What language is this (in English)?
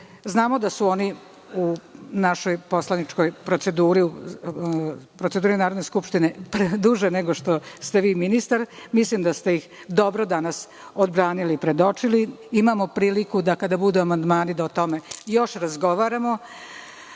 Serbian